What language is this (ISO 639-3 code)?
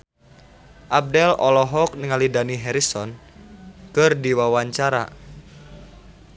sun